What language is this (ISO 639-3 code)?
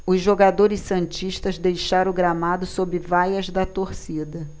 por